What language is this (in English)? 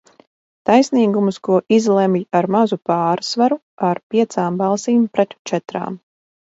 Latvian